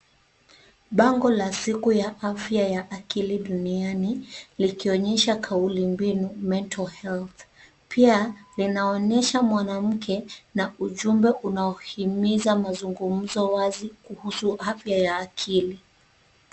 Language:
Swahili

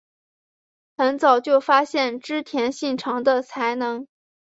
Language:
Chinese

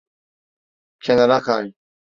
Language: Turkish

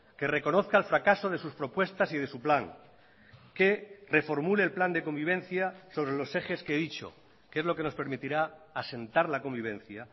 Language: Spanish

